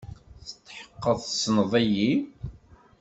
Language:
Kabyle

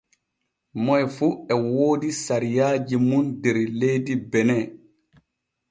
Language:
Borgu Fulfulde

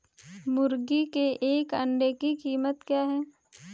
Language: Hindi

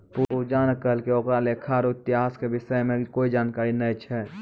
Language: Maithili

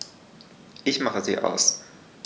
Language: German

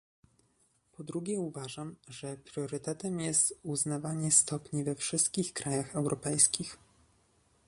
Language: Polish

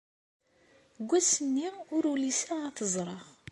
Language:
Kabyle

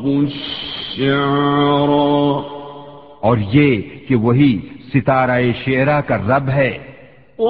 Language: Urdu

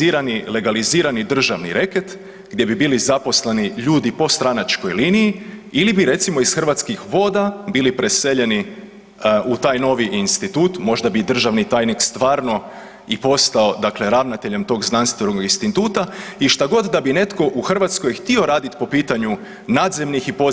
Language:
Croatian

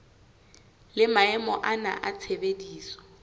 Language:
Southern Sotho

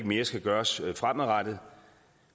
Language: Danish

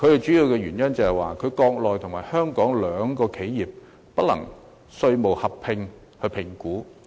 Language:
Cantonese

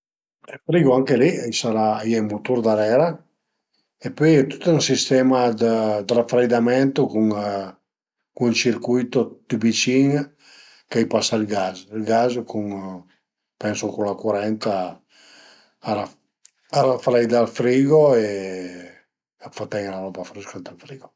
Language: Piedmontese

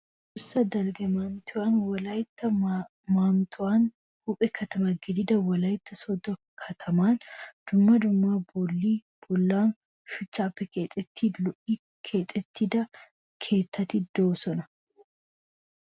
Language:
Wolaytta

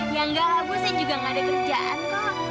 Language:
Indonesian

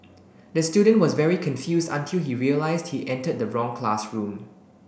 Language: English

